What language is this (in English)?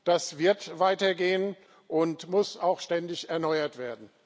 German